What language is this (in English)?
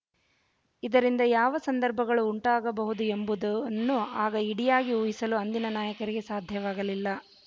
Kannada